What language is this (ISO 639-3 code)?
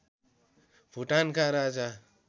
nep